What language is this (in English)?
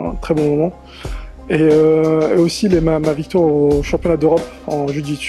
French